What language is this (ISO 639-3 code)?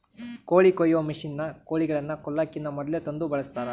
kan